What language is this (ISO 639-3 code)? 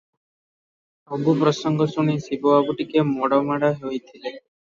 ori